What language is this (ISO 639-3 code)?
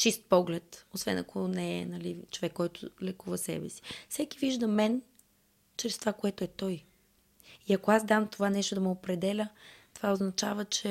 bul